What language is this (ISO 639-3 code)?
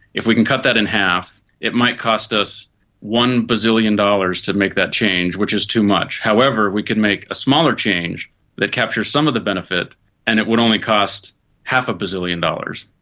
eng